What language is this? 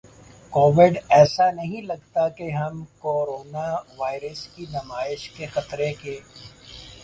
Urdu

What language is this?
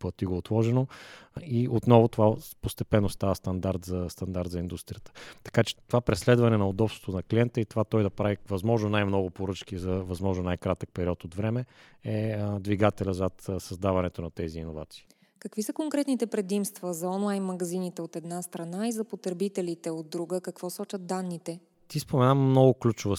Bulgarian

